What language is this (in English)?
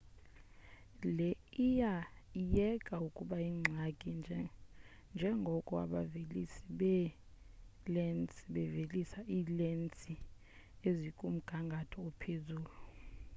Xhosa